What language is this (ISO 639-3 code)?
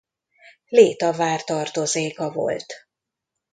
hun